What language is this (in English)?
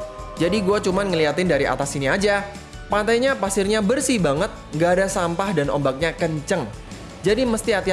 Indonesian